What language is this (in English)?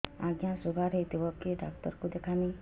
Odia